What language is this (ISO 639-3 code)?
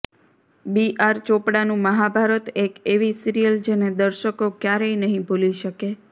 guj